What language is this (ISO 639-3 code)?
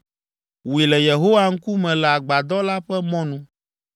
ewe